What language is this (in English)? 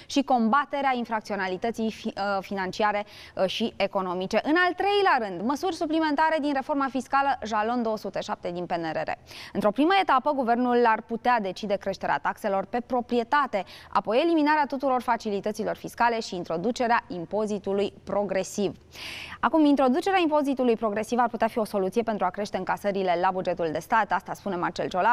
Romanian